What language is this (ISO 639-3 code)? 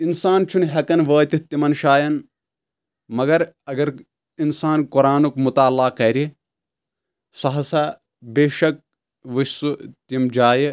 kas